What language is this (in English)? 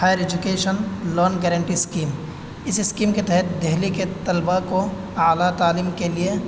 Urdu